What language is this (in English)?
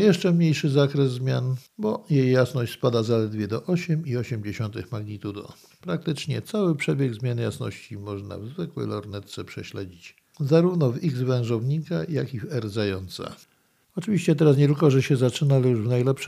Polish